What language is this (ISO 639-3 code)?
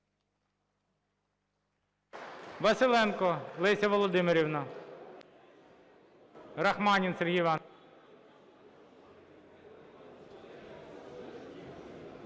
ukr